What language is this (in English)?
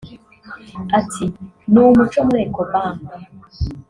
Kinyarwanda